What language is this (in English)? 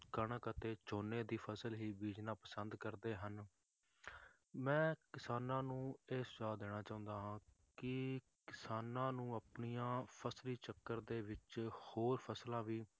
Punjabi